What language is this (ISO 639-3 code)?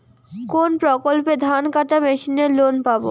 ben